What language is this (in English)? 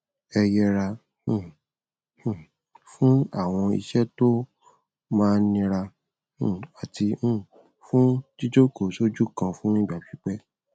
Yoruba